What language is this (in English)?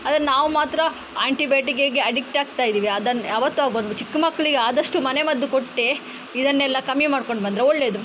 Kannada